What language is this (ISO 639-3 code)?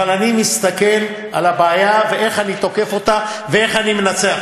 heb